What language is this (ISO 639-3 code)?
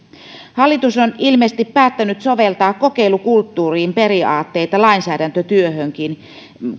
fin